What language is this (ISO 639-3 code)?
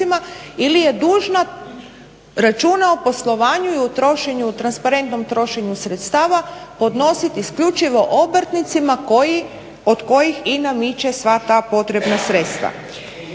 hrv